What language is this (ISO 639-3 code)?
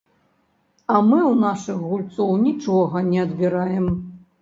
bel